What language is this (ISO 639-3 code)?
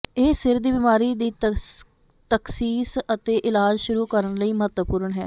pan